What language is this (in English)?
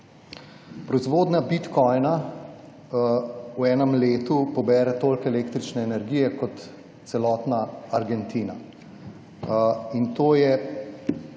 Slovenian